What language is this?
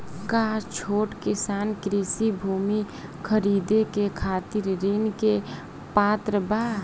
Bhojpuri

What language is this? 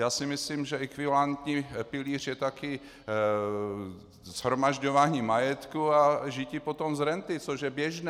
Czech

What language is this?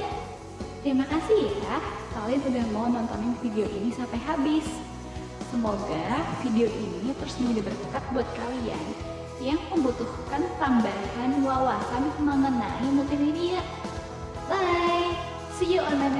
Indonesian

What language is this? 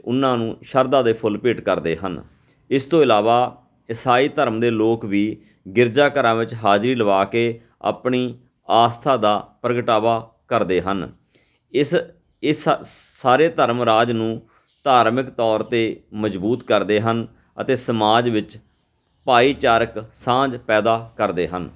Punjabi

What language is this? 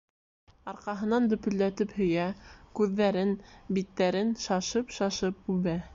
Bashkir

